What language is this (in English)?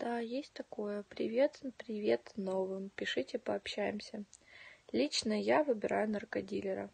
Russian